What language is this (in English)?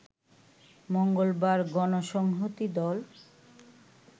Bangla